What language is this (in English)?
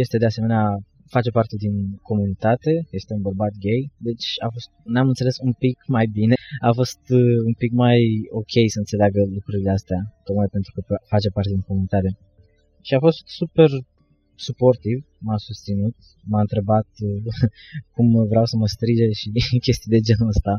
Romanian